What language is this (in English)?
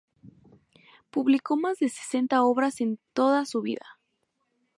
Spanish